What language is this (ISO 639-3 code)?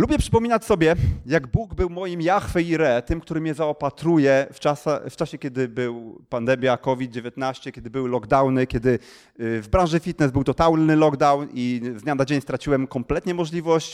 pol